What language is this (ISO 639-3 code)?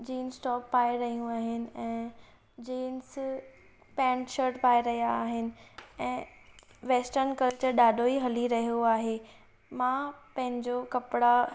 snd